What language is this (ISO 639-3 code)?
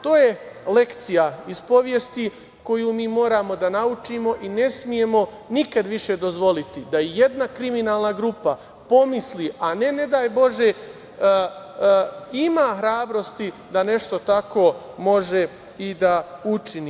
srp